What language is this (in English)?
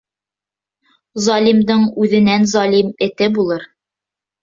Bashkir